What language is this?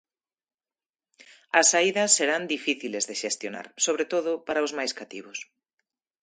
Galician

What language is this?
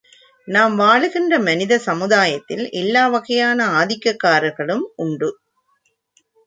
Tamil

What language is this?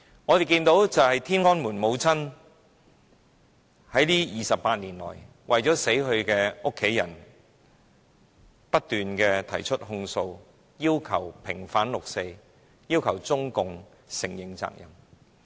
Cantonese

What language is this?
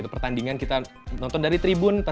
Indonesian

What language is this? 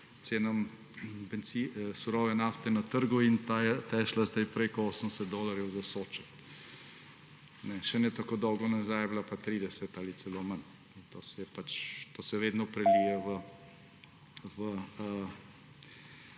Slovenian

